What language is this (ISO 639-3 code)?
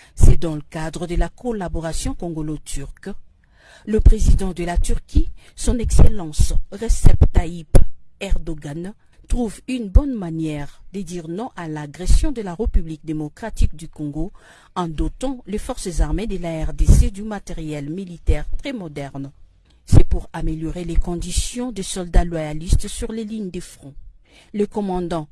fra